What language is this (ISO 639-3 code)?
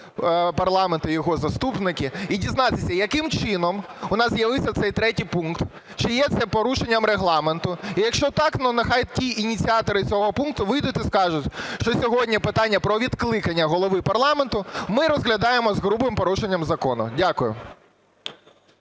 ukr